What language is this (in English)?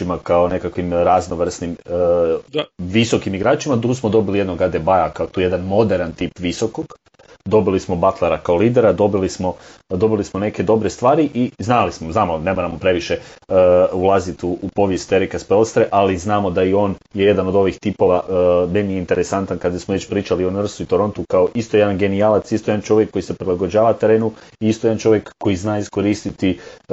Croatian